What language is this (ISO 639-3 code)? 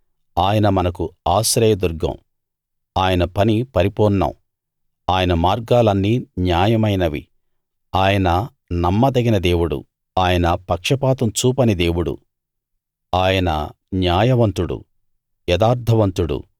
tel